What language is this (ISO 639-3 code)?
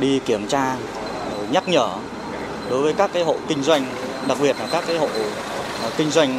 vie